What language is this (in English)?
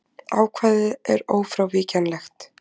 Icelandic